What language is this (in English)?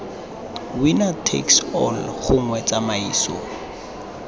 Tswana